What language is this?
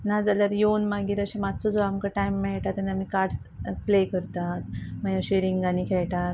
Konkani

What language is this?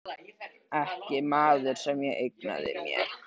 Icelandic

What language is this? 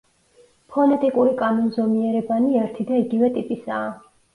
Georgian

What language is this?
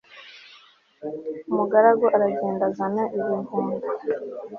Kinyarwanda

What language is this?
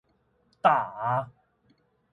Chinese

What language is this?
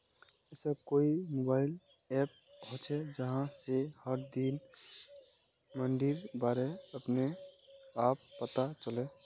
Magahi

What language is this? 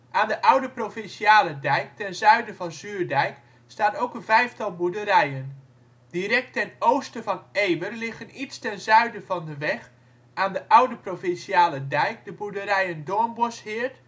Dutch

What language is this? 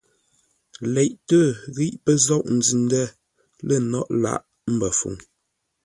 Ngombale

